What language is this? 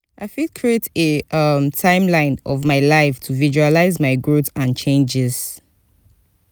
Nigerian Pidgin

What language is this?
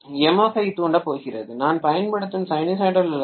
Tamil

